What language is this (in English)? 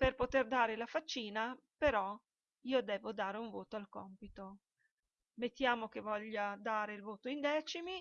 Italian